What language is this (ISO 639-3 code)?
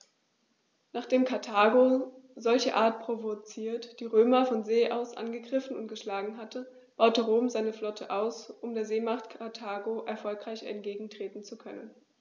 deu